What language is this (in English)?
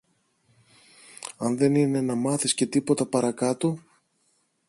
Greek